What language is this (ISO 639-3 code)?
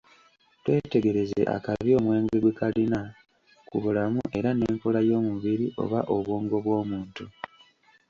lug